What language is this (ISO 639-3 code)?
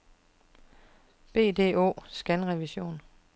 dan